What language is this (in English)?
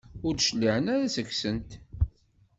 Kabyle